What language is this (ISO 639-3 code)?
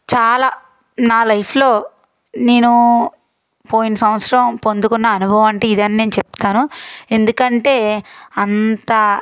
tel